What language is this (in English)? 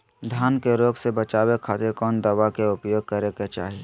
Magahi